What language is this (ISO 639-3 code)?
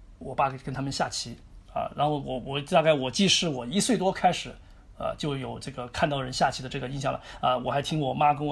zho